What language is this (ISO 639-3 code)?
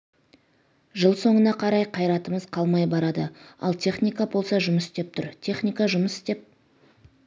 kaz